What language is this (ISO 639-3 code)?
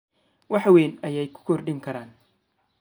som